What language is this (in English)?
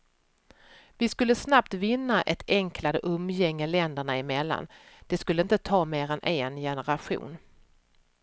Swedish